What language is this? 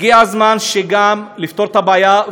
Hebrew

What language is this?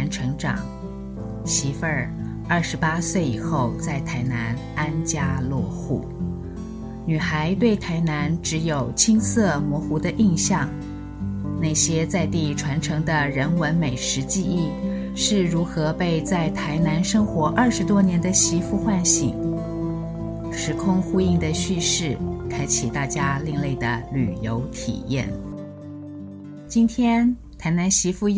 Chinese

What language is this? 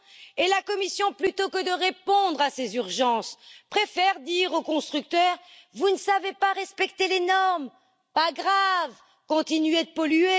French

